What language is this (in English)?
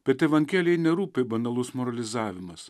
Lithuanian